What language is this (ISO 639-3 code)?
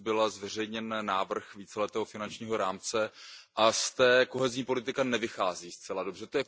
ces